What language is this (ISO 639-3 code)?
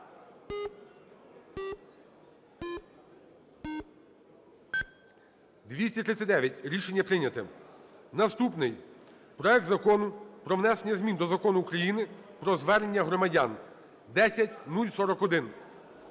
ukr